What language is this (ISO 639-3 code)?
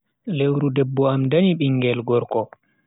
fui